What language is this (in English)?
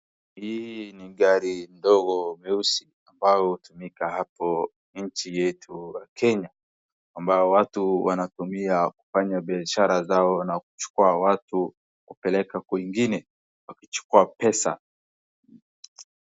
Swahili